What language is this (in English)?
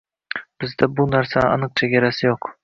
Uzbek